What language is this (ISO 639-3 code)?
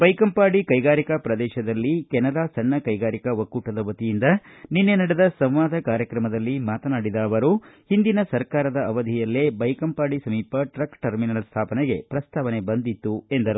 kan